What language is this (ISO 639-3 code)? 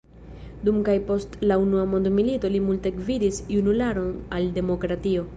epo